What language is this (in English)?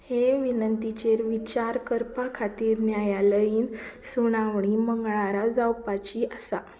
Konkani